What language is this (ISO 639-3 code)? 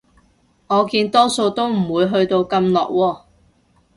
yue